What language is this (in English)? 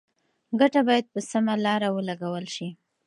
Pashto